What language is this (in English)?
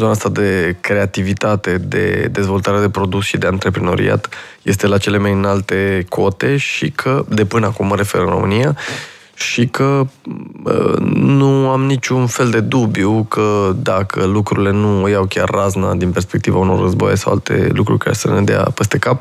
Romanian